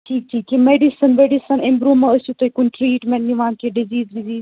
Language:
Kashmiri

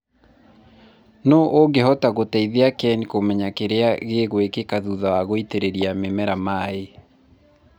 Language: Kikuyu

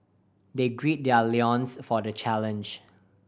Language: English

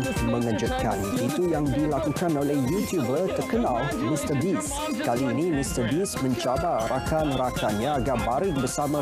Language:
Malay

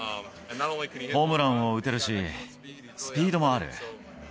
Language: Japanese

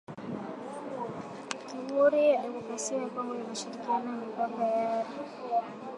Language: Swahili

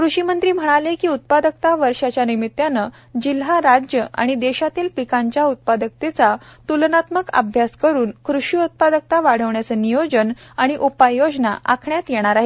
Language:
Marathi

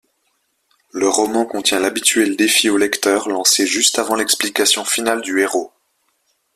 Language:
French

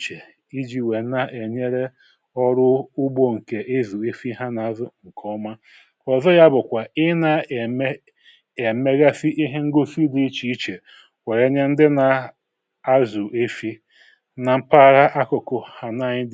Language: Igbo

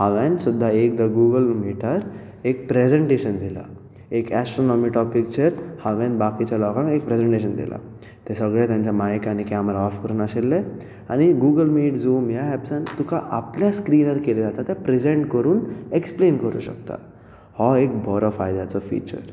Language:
Konkani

